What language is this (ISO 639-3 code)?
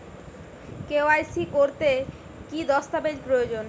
ben